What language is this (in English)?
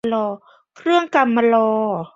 Thai